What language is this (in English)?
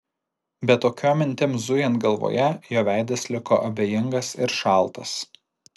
Lithuanian